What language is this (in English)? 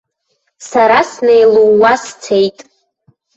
Abkhazian